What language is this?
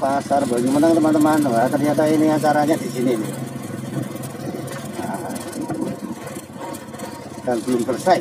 Indonesian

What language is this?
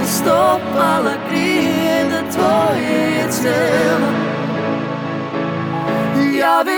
Croatian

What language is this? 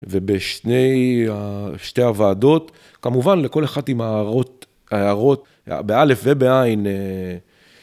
Hebrew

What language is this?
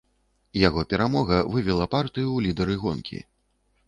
Belarusian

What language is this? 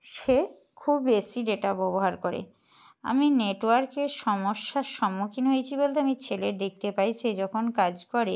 Bangla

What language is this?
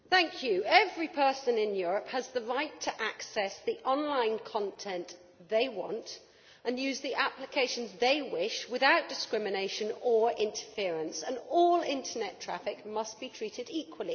English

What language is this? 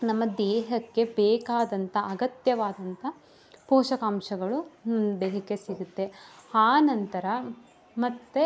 Kannada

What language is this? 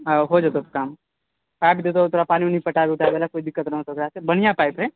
Maithili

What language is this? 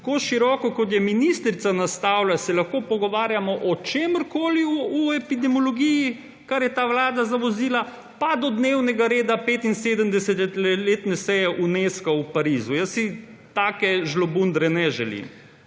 Slovenian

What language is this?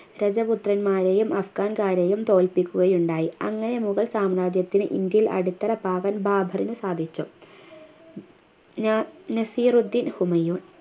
Malayalam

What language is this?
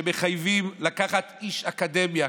Hebrew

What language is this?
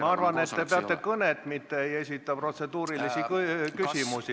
Estonian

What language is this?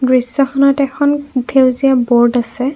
Assamese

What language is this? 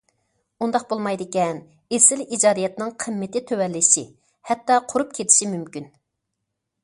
Uyghur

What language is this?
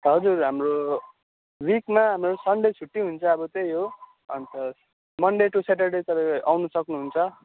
Nepali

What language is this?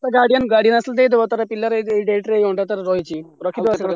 Odia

